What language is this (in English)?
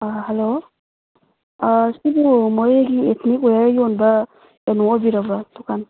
Manipuri